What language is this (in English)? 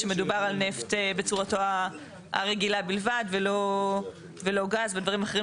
Hebrew